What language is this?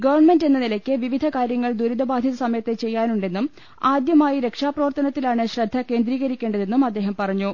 Malayalam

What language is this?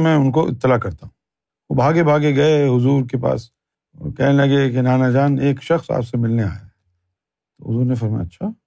Urdu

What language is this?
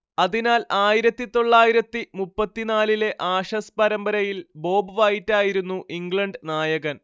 Malayalam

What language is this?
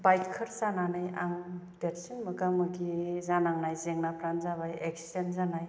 Bodo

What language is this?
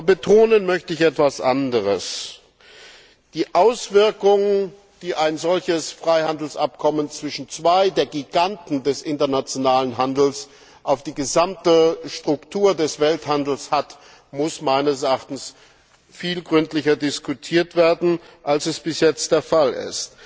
German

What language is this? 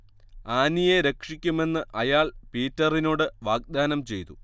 Malayalam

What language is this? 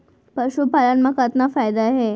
Chhattisgarhi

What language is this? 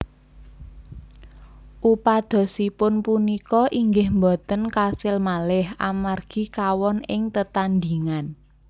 Javanese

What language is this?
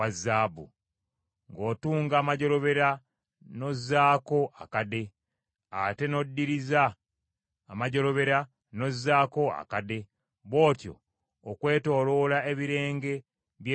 Ganda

